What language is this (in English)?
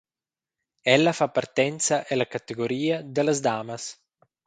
Romansh